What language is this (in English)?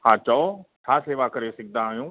Sindhi